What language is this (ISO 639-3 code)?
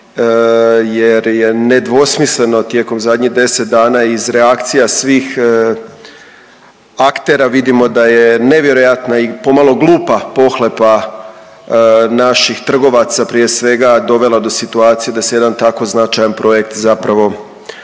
hrv